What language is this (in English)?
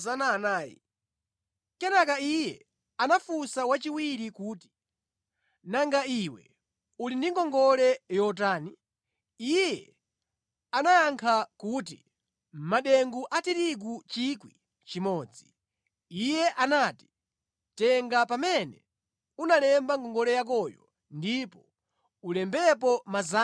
Nyanja